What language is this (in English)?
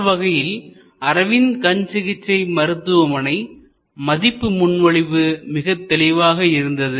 Tamil